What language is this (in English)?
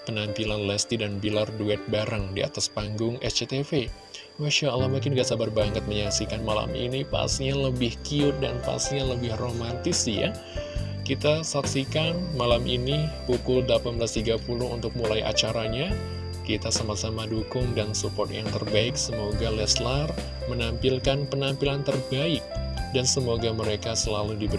Indonesian